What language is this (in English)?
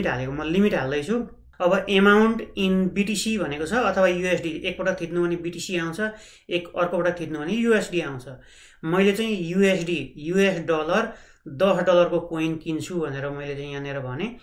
Hindi